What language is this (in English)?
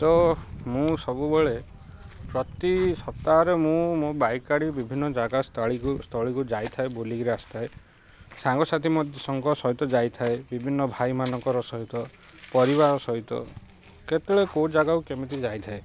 Odia